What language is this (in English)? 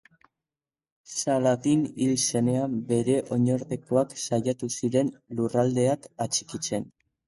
Basque